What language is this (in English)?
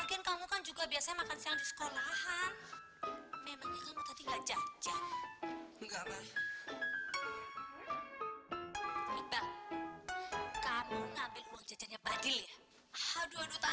Indonesian